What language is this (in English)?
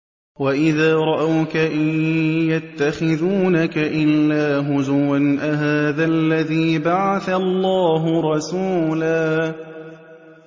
Arabic